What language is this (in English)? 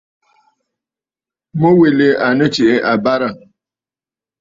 Bafut